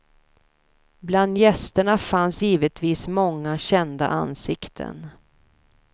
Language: Swedish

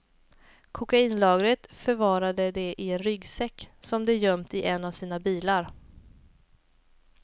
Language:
Swedish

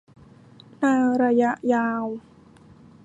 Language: Thai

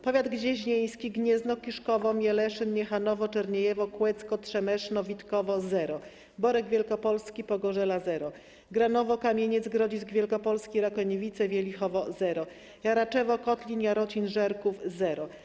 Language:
Polish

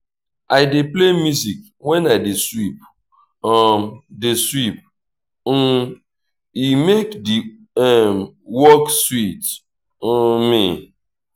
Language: Nigerian Pidgin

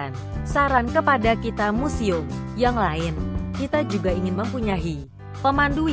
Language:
Thai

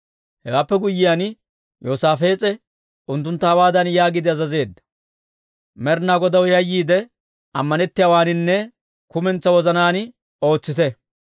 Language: Dawro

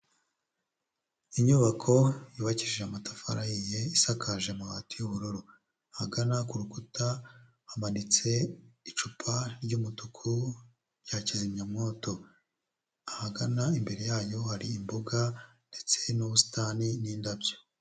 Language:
Kinyarwanda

